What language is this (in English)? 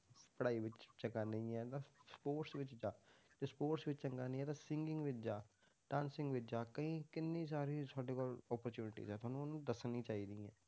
Punjabi